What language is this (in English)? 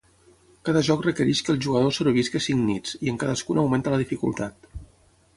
Catalan